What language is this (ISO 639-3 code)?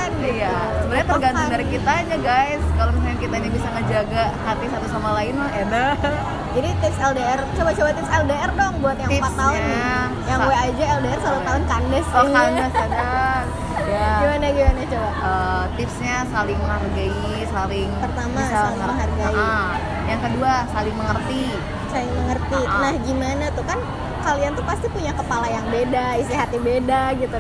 ind